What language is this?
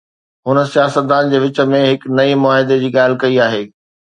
Sindhi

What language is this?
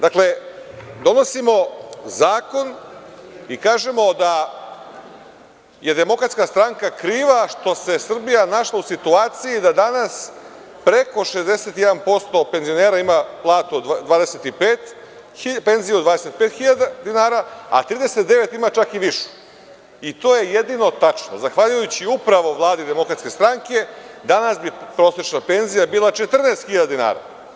Serbian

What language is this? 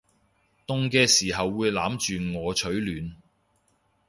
Cantonese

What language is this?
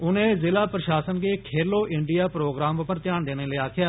Dogri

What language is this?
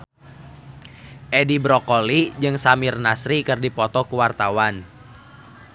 Sundanese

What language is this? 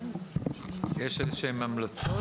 Hebrew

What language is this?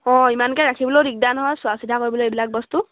Assamese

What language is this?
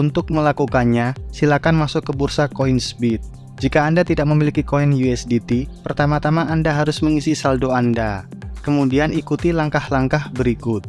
Indonesian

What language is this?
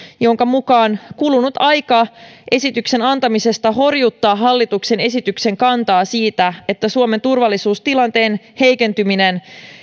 Finnish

